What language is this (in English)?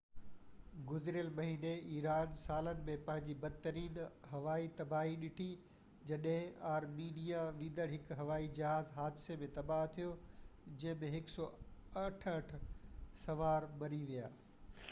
Sindhi